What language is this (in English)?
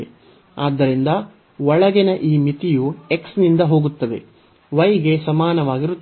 Kannada